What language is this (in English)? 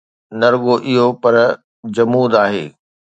Sindhi